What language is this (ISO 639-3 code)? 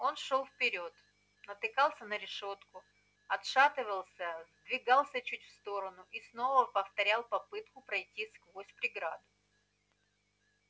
rus